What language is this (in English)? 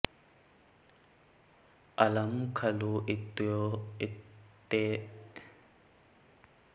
Sanskrit